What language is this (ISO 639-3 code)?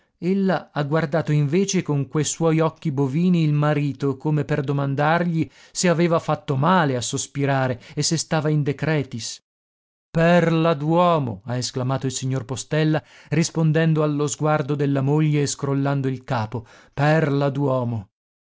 ita